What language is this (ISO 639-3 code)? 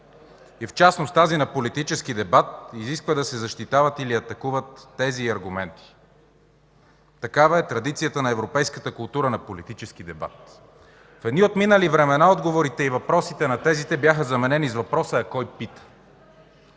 bul